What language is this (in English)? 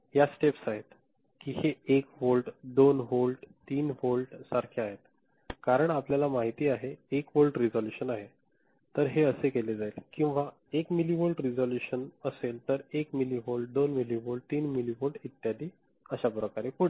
Marathi